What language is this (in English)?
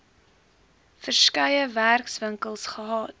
Afrikaans